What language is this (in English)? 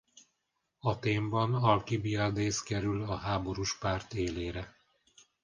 Hungarian